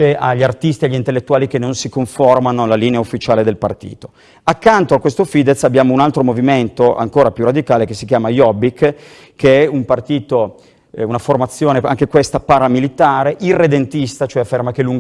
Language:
Italian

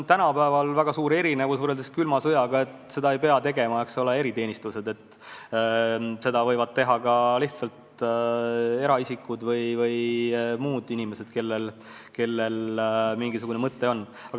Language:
Estonian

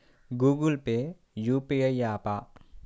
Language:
Telugu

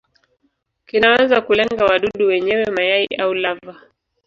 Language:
Swahili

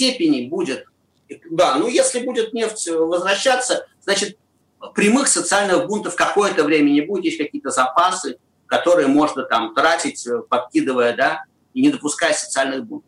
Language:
Russian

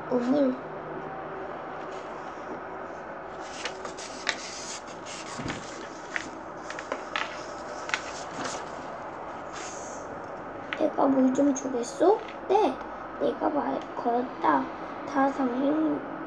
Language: Korean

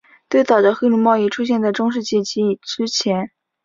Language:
Chinese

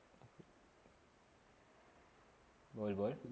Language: Marathi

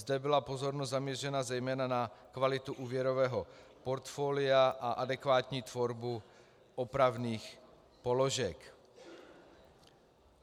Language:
Czech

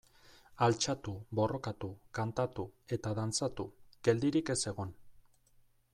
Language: Basque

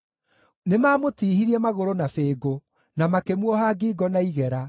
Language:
Kikuyu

